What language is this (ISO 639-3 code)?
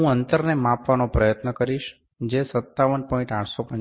guj